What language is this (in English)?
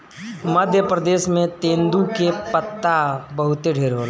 Bhojpuri